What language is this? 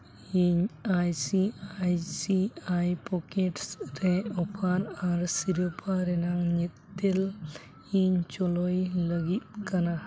Santali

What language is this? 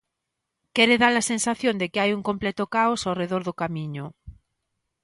Galician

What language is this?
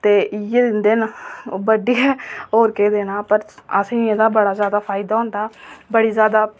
Dogri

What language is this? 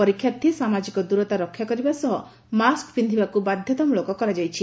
Odia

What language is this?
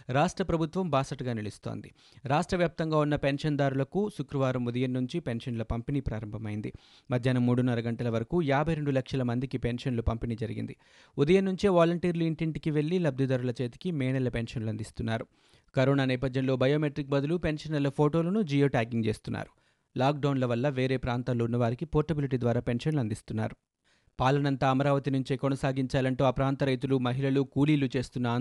Telugu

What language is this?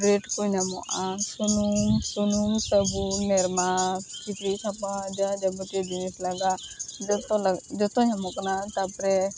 Santali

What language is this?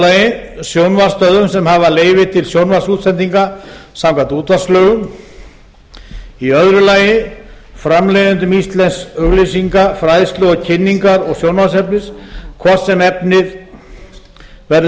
Icelandic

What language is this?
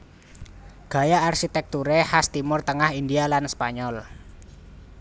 Javanese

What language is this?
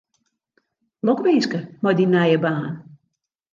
Western Frisian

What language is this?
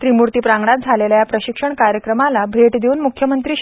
Marathi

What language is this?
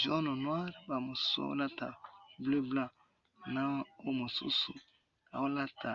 Lingala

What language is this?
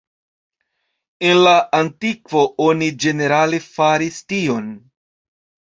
Esperanto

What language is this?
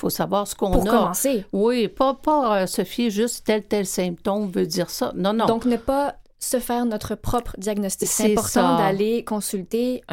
French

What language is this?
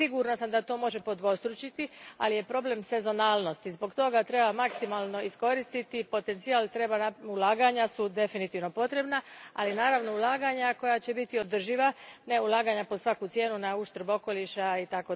Croatian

